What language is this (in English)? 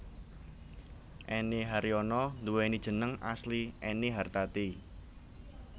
Javanese